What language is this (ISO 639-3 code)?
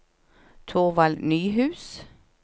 nor